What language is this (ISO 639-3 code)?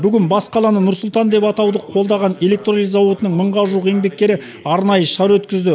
kaz